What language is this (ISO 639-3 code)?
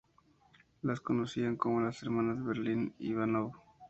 spa